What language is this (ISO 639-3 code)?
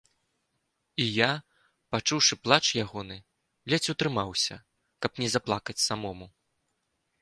bel